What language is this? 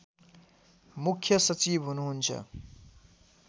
Nepali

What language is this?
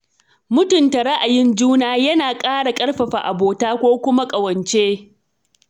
Hausa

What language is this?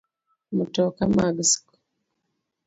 Luo (Kenya and Tanzania)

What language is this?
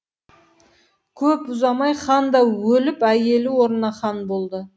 Kazakh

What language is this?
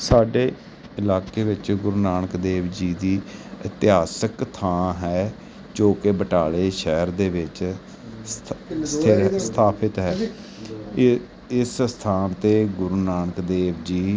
Punjabi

